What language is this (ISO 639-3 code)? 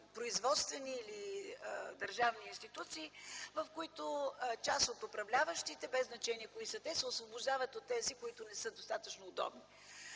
bul